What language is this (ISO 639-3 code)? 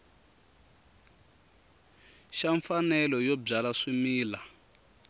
tso